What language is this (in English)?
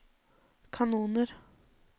Norwegian